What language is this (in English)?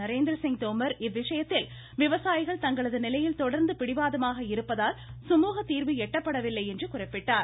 Tamil